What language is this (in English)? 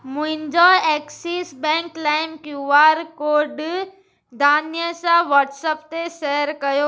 Sindhi